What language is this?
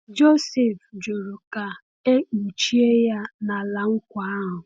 Igbo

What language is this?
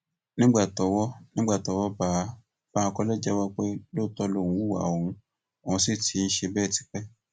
Yoruba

